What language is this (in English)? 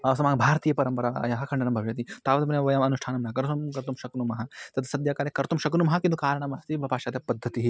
Sanskrit